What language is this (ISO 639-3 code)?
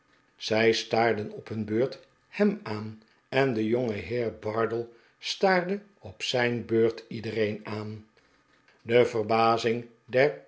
nld